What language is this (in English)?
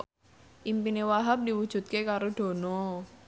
Javanese